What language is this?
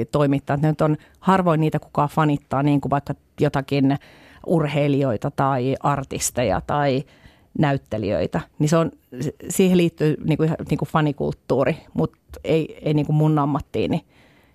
Finnish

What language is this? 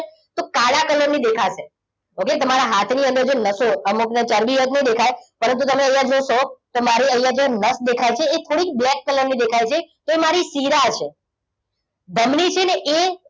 Gujarati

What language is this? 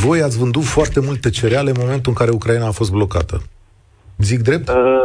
Romanian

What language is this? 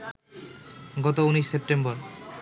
Bangla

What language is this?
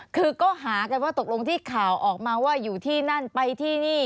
Thai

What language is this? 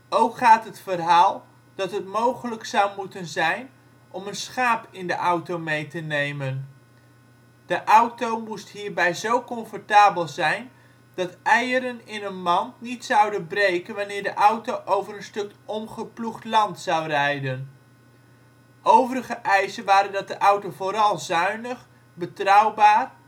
Dutch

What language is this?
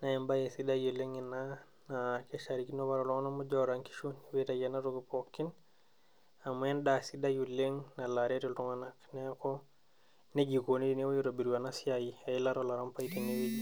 Masai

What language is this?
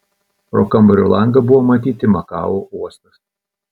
Lithuanian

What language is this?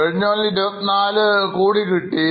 Malayalam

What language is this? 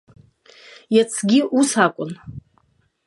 Abkhazian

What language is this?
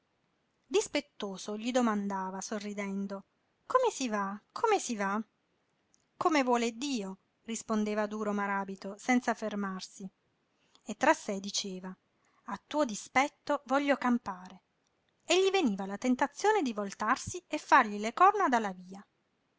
Italian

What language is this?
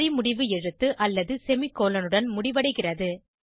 Tamil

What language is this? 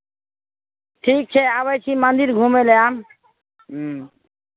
Maithili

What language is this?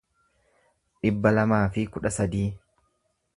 Oromo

